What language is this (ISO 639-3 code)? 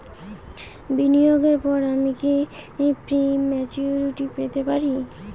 ben